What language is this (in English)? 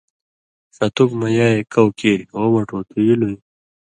Indus Kohistani